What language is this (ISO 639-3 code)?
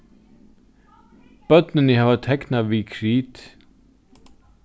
fao